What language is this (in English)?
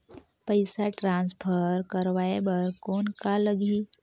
Chhattisgarhi